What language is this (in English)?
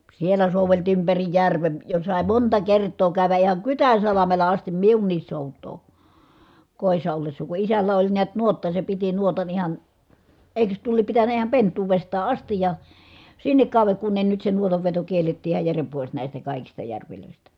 Finnish